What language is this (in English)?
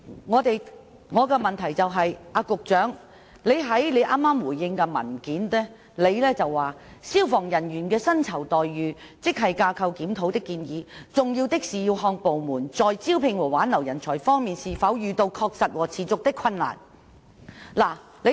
Cantonese